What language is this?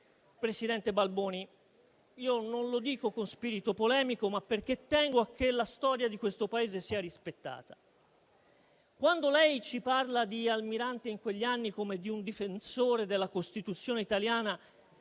Italian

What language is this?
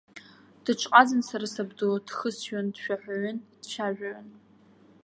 Abkhazian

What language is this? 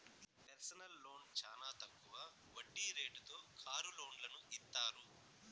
Telugu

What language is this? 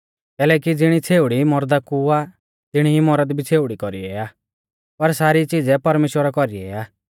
Mahasu Pahari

